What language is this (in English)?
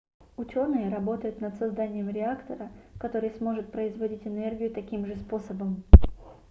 Russian